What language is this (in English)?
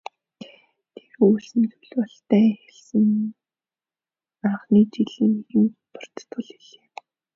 Mongolian